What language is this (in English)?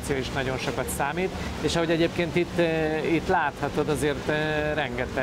Hungarian